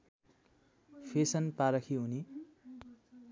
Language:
Nepali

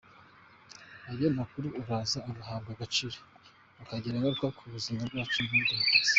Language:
Kinyarwanda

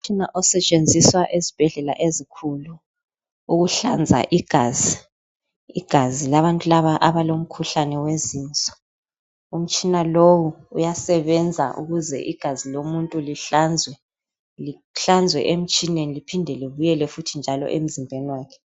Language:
North Ndebele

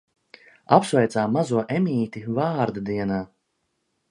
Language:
Latvian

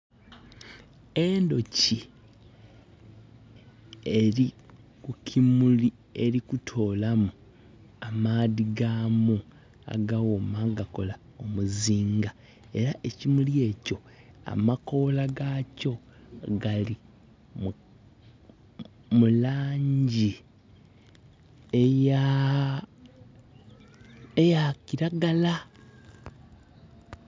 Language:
Soga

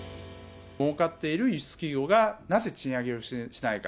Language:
Japanese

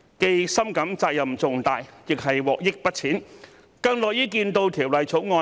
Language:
Cantonese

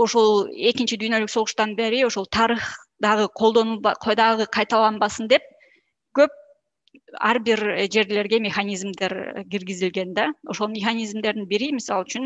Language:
Turkish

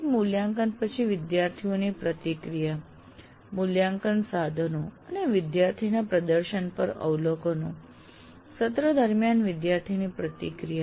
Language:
Gujarati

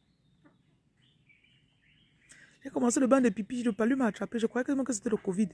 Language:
French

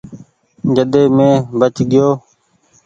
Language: Goaria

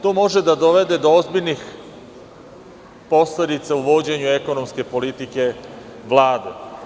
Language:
Serbian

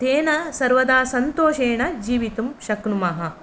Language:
Sanskrit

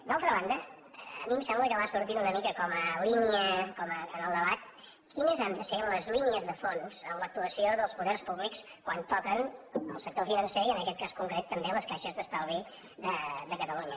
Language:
Catalan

